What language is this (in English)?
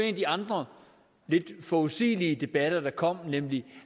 Danish